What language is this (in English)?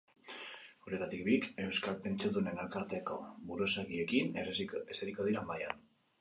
Basque